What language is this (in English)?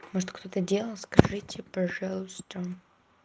Russian